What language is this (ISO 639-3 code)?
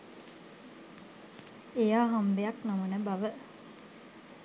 sin